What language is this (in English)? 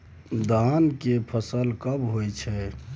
Maithili